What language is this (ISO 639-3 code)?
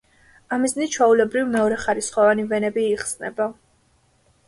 kat